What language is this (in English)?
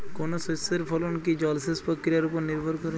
Bangla